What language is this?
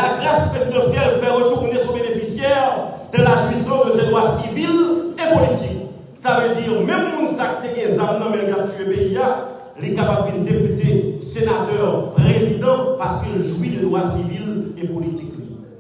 French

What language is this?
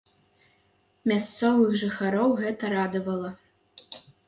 Belarusian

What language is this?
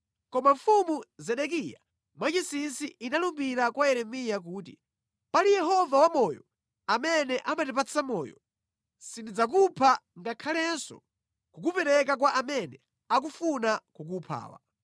Nyanja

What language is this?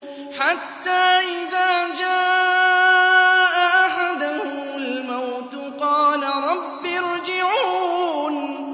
Arabic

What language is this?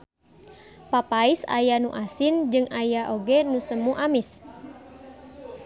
Sundanese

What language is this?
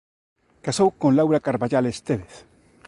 Galician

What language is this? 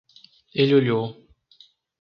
Portuguese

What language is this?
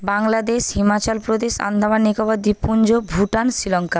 Bangla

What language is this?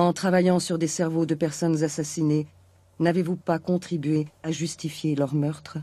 French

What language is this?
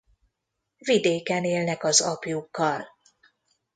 Hungarian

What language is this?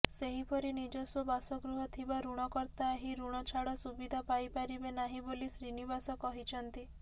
Odia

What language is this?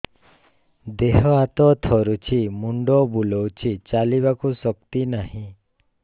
Odia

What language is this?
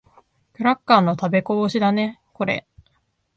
Japanese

